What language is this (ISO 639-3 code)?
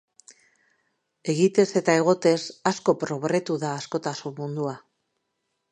eus